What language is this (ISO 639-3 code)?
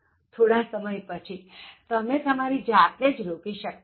guj